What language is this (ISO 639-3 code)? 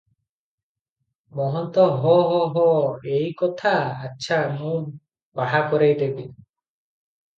ori